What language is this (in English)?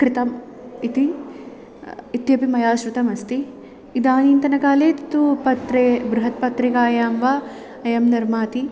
Sanskrit